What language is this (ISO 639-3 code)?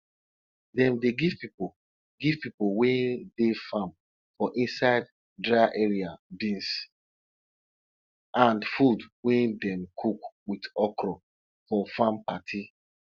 pcm